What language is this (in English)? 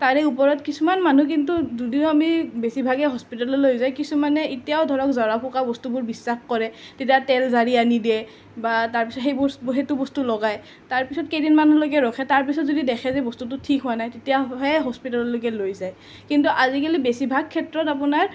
Assamese